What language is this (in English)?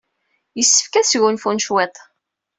Kabyle